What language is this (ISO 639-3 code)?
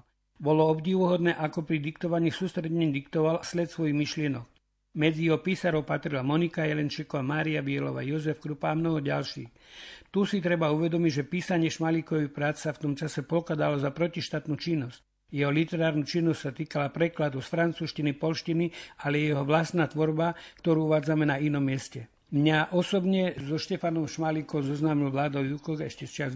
slk